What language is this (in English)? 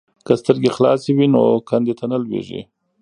Pashto